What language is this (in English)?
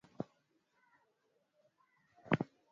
Swahili